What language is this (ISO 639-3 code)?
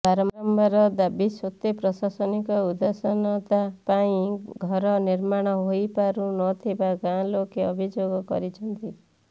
ori